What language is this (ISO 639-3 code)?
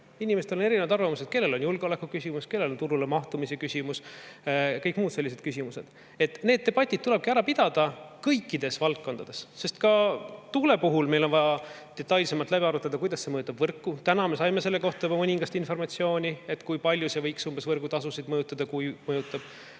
est